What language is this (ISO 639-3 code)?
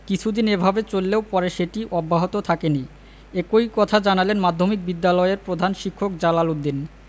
ben